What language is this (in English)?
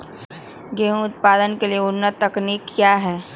Magahi